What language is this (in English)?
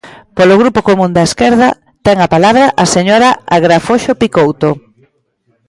Galician